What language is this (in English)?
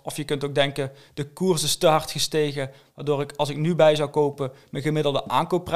Dutch